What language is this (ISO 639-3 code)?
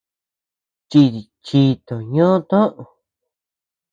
cux